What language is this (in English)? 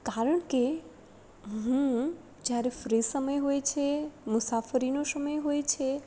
Gujarati